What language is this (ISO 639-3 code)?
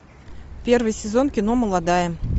rus